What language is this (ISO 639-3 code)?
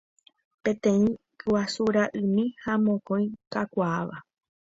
grn